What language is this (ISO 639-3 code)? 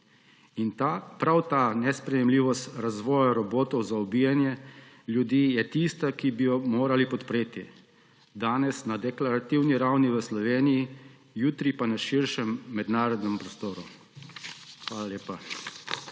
slv